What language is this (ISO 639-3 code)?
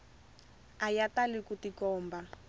tso